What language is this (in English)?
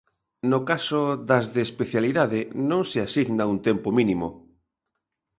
Galician